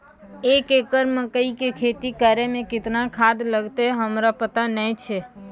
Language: Maithili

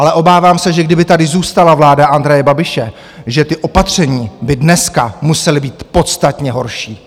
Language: Czech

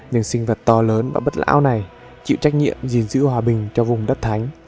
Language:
Vietnamese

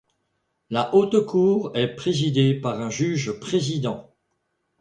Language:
French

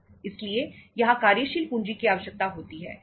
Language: Hindi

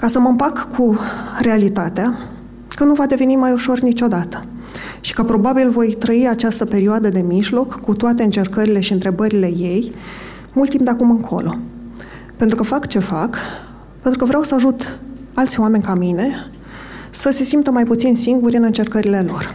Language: Romanian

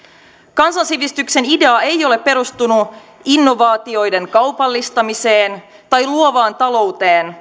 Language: Finnish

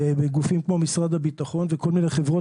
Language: Hebrew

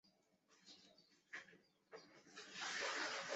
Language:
Chinese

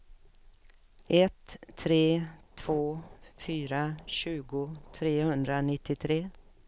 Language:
Swedish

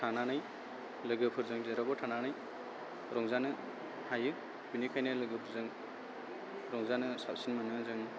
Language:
Bodo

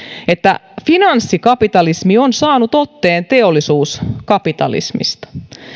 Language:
Finnish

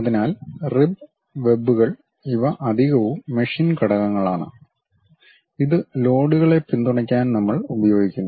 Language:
Malayalam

